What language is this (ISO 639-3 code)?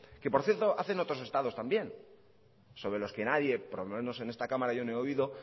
spa